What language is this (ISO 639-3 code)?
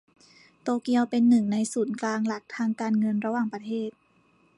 tha